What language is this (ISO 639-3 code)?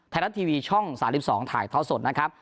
tha